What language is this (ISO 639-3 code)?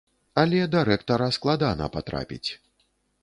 bel